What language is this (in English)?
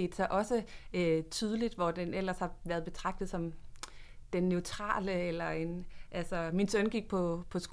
Danish